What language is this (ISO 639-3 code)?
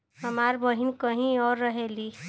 bho